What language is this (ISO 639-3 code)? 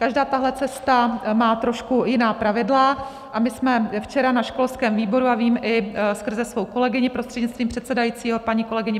ces